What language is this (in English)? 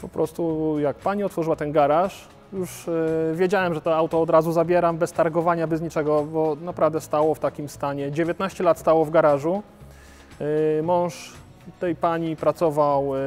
Polish